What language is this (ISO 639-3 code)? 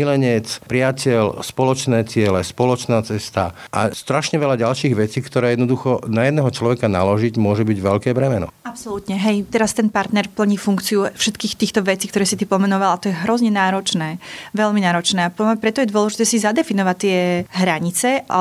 slk